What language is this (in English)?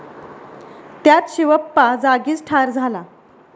Marathi